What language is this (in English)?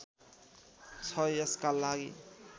Nepali